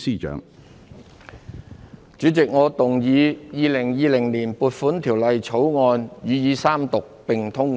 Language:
Cantonese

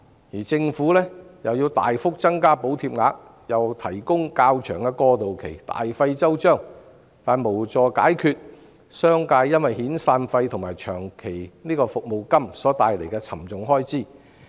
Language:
Cantonese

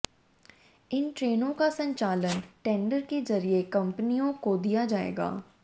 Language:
Hindi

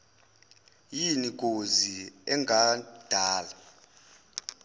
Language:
Zulu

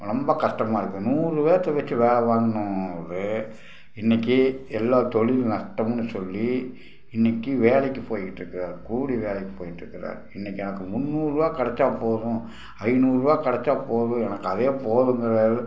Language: Tamil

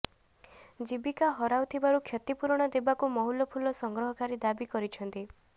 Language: Odia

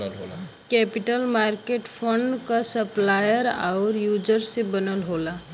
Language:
Bhojpuri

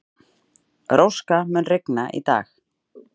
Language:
Icelandic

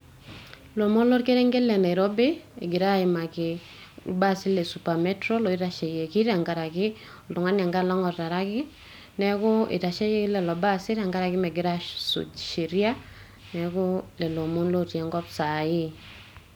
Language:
Masai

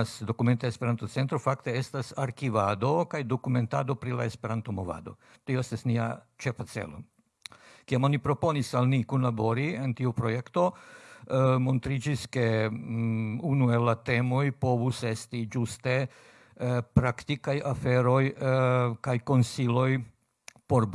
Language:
Polish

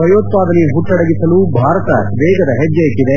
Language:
Kannada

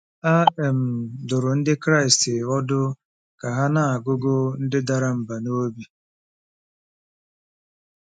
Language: Igbo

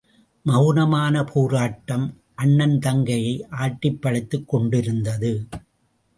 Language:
Tamil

